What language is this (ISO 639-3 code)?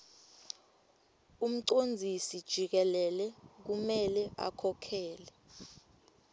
ssw